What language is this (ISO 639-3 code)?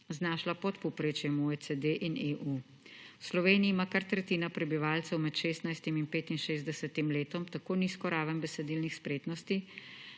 slv